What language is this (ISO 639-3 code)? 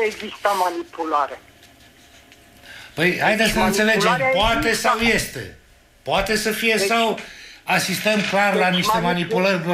ron